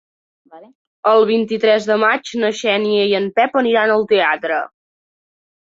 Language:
Catalan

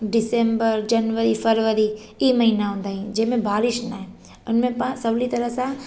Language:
Sindhi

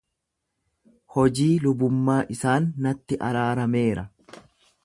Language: Oromo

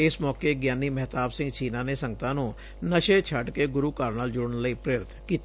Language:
Punjabi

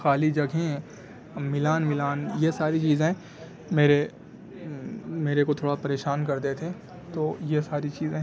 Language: Urdu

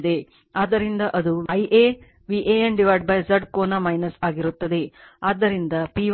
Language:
Kannada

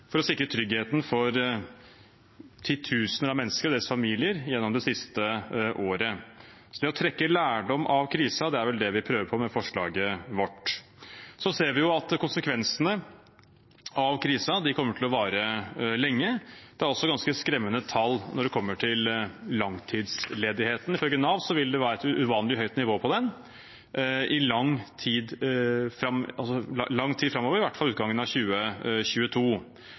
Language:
Norwegian Bokmål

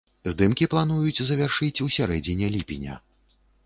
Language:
Belarusian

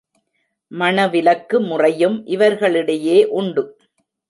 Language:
Tamil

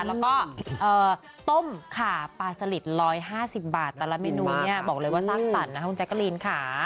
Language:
Thai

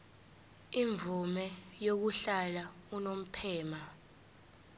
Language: Zulu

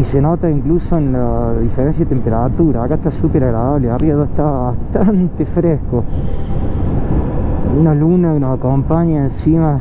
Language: Spanish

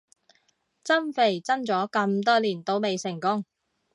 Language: Cantonese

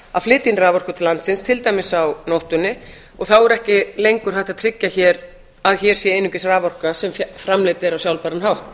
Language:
Icelandic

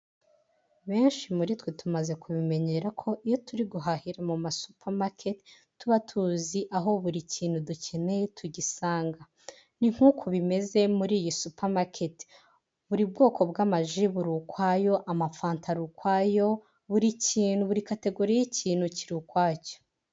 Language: Kinyarwanda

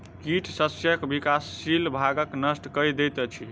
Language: Maithili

